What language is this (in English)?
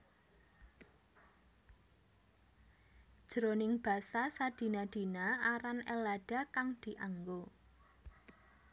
Javanese